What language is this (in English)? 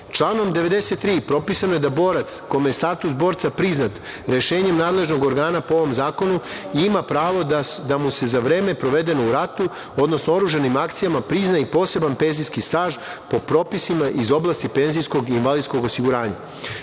Serbian